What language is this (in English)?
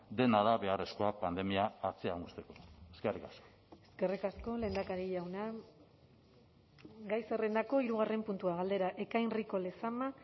Basque